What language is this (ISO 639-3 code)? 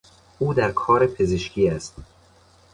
fas